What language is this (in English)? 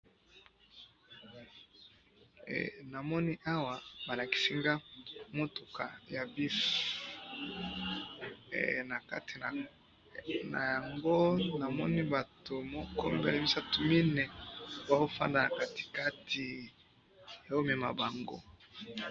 Lingala